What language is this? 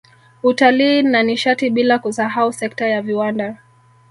Swahili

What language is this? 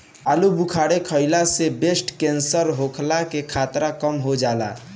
Bhojpuri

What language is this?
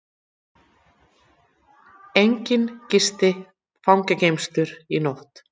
Icelandic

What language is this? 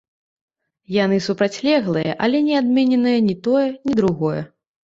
Belarusian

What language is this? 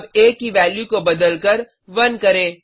Hindi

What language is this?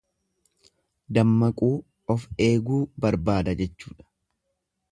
Oromo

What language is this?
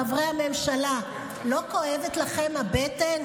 Hebrew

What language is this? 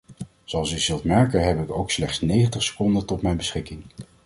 Dutch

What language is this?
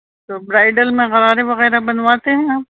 Urdu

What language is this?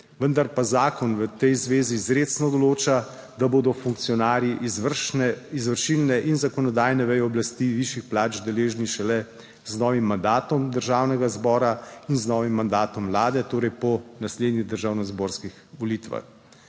Slovenian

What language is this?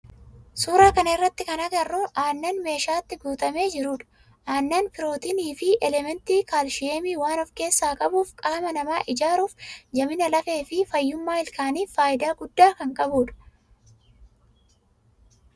Oromo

